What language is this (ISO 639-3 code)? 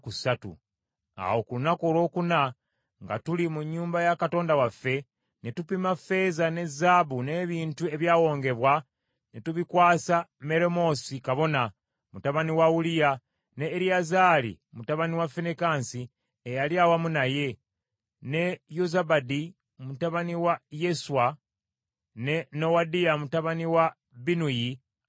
lug